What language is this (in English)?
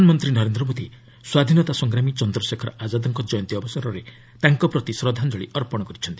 Odia